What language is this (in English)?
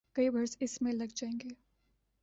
Urdu